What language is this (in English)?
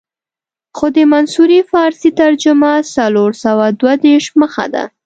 Pashto